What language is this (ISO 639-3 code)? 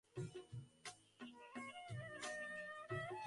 ben